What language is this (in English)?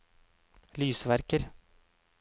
Norwegian